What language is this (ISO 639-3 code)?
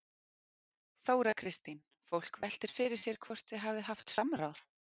isl